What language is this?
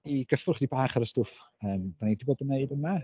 Welsh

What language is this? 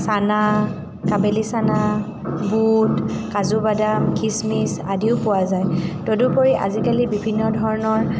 Assamese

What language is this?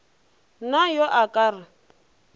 Northern Sotho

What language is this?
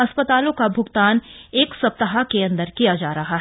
Hindi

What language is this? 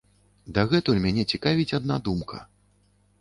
Belarusian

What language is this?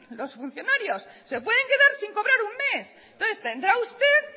Spanish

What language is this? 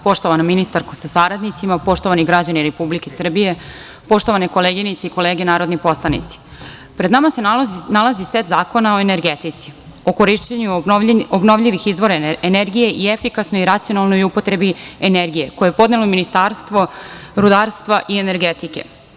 Serbian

